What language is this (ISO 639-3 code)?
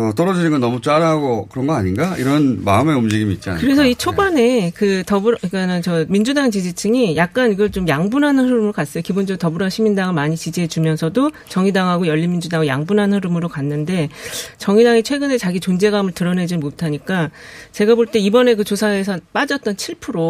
kor